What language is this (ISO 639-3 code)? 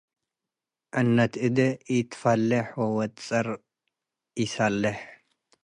tig